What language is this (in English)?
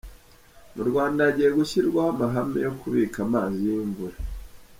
Kinyarwanda